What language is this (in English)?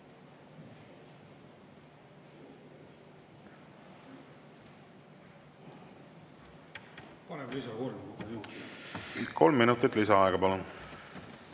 Estonian